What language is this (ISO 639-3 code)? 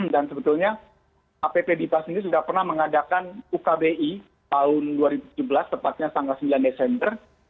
ind